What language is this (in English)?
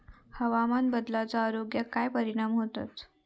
Marathi